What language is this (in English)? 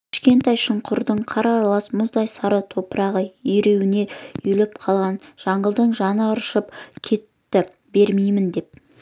Kazakh